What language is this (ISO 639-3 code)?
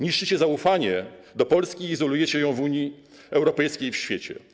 pol